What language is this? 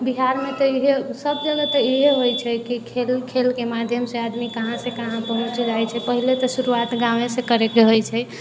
Maithili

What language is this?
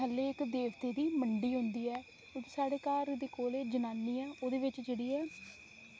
Dogri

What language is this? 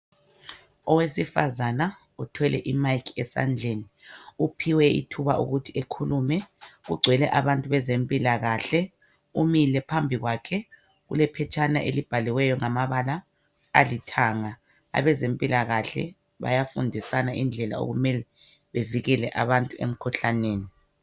North Ndebele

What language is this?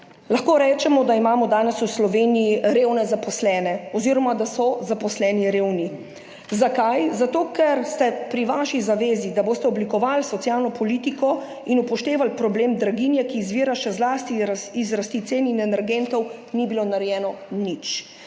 Slovenian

